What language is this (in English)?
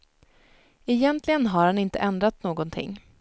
Swedish